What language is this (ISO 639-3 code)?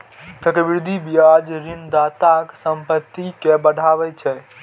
mai